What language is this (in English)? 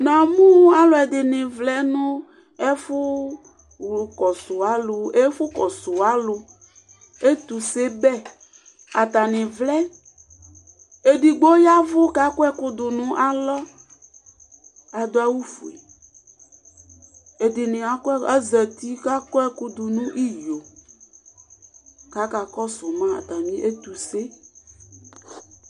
Ikposo